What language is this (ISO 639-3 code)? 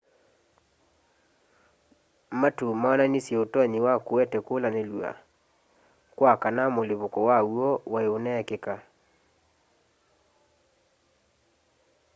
kam